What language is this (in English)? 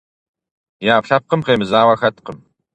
Kabardian